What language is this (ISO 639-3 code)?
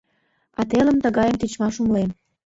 chm